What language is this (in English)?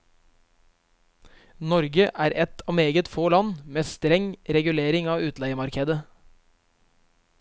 Norwegian